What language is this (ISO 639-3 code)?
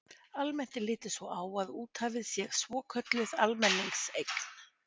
isl